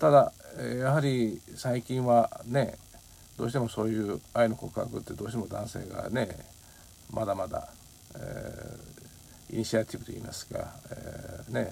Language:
Japanese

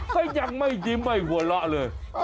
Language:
Thai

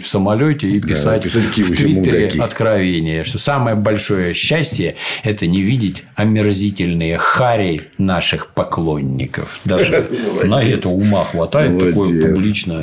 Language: Russian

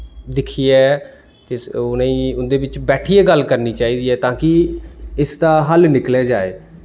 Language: Dogri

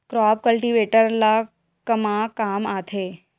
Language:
Chhattisgarhi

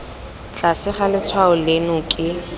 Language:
Tswana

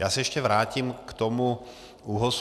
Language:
Czech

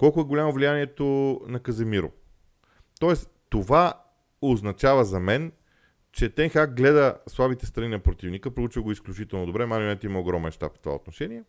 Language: Bulgarian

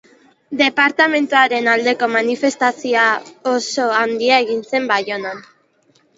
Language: Basque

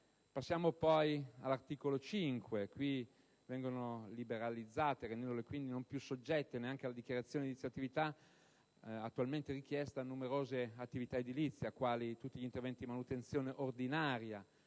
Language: Italian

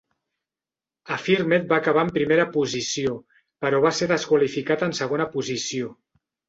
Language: Catalan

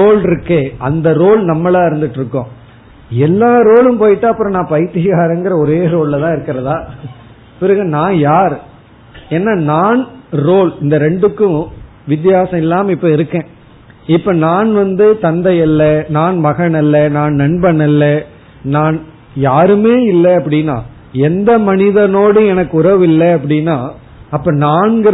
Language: Tamil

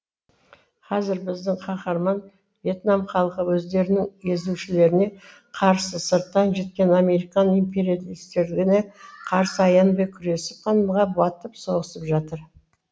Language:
Kazakh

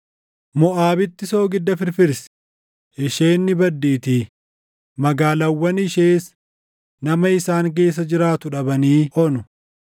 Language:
Oromo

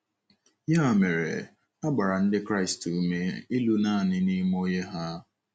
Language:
Igbo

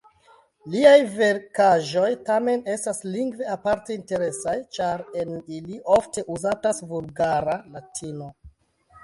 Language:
Esperanto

